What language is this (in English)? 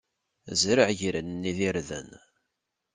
Kabyle